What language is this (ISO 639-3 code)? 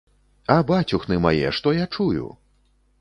bel